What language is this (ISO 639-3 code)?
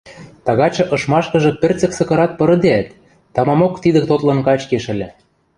mrj